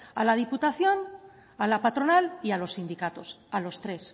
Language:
Spanish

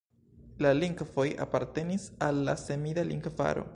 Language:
Esperanto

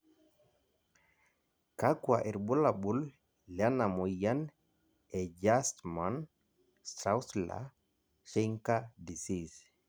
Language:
Masai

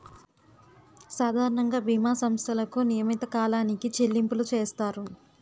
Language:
Telugu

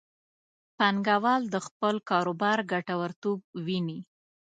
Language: Pashto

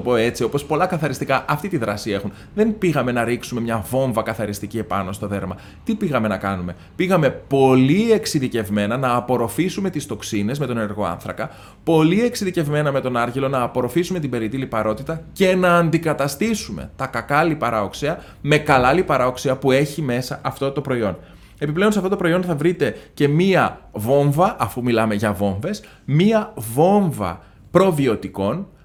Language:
Greek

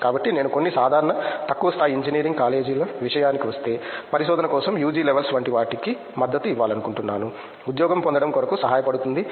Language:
Telugu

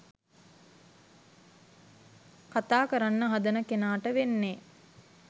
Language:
Sinhala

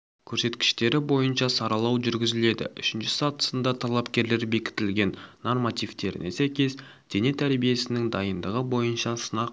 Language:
Kazakh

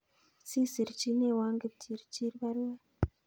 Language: Kalenjin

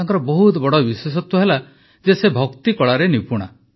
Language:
Odia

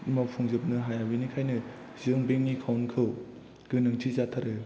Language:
Bodo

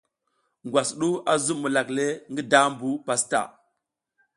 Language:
South Giziga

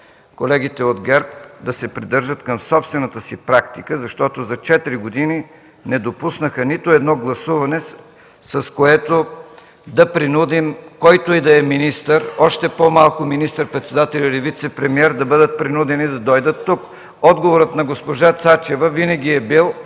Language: Bulgarian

